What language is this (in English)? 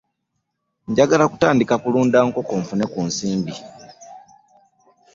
Ganda